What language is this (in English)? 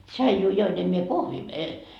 Finnish